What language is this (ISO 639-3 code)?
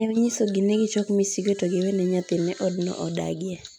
luo